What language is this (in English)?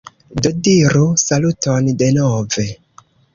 Esperanto